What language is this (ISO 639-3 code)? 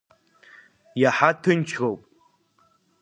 abk